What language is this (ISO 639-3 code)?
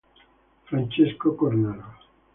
ita